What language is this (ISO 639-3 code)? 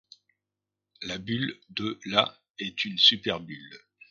fra